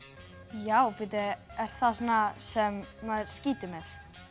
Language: Icelandic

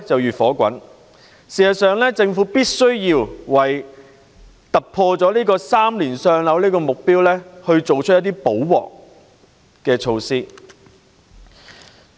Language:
Cantonese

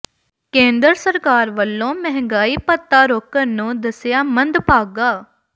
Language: Punjabi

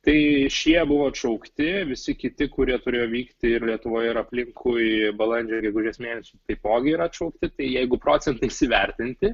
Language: Lithuanian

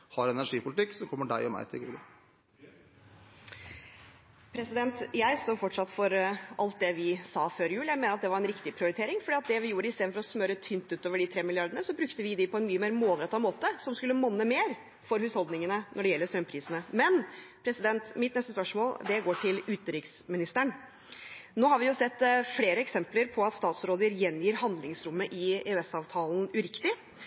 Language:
Norwegian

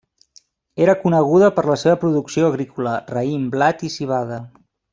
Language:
Catalan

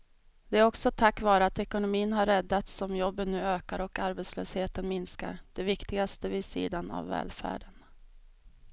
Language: Swedish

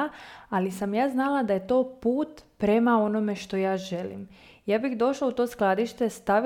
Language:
Croatian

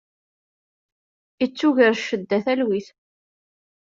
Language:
Kabyle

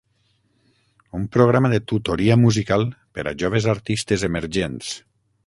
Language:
Catalan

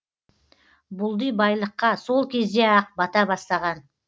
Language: Kazakh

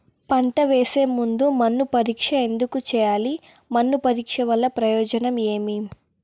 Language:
Telugu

